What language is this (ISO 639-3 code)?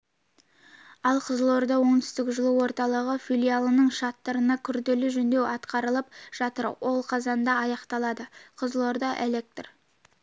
kaz